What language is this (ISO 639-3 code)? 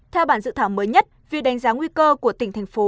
vie